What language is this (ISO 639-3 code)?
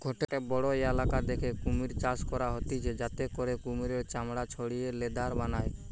ben